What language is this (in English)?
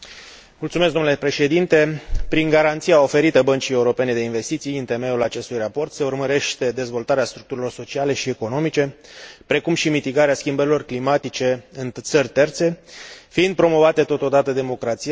Romanian